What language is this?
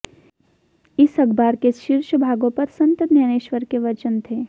Hindi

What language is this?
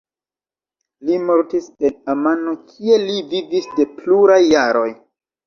Esperanto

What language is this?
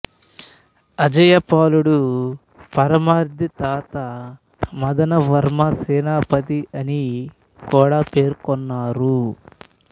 Telugu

